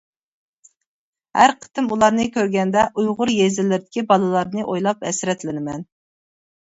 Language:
Uyghur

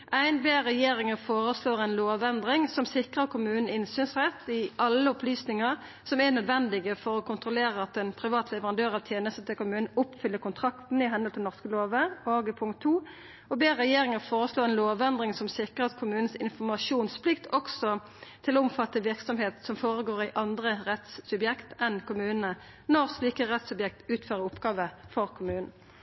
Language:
Norwegian Nynorsk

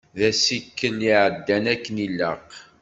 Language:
Kabyle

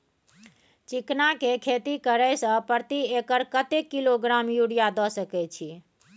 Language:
Maithili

